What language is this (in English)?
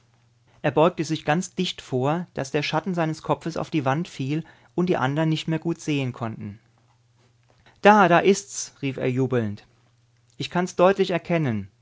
German